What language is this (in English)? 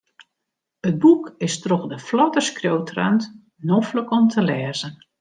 Western Frisian